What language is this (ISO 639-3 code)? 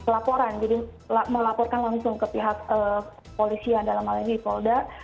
ind